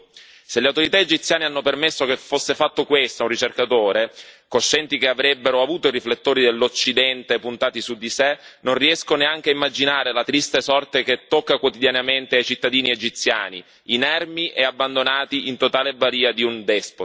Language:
Italian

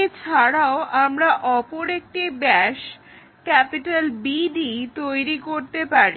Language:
Bangla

